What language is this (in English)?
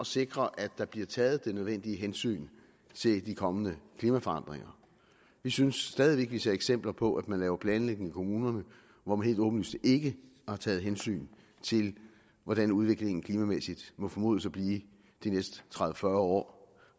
Danish